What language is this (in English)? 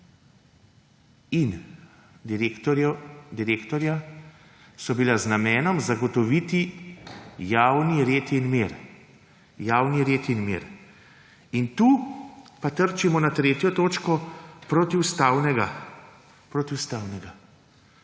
Slovenian